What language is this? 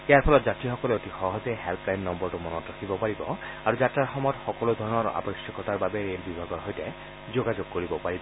Assamese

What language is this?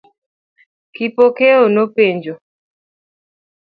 Luo (Kenya and Tanzania)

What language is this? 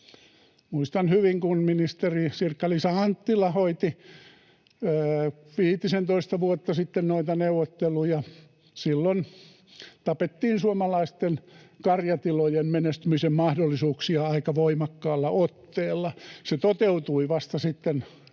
Finnish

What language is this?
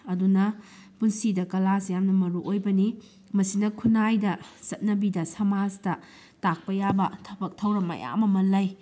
Manipuri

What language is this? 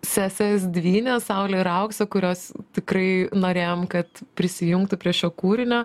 Lithuanian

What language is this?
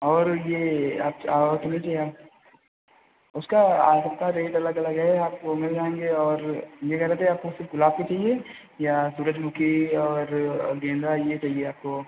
Hindi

